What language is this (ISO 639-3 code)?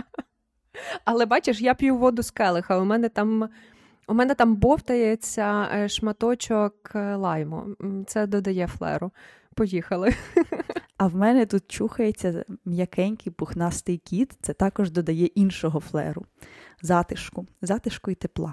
ukr